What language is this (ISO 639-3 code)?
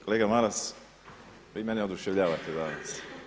hrv